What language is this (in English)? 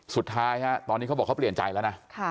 Thai